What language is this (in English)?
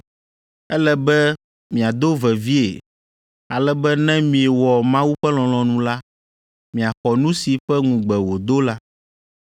Ewe